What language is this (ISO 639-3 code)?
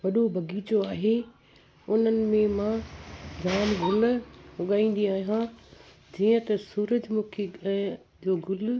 snd